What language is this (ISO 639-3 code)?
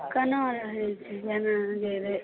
mai